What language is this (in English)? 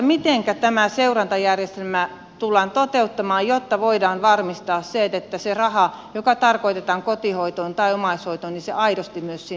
Finnish